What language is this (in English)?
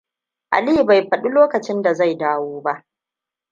Hausa